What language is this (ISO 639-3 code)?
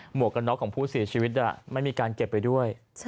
tha